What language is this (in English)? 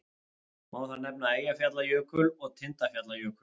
Icelandic